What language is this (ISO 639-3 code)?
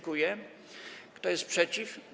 pol